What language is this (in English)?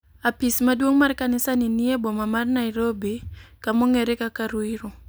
Luo (Kenya and Tanzania)